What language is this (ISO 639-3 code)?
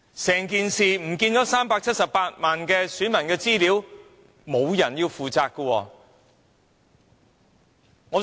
yue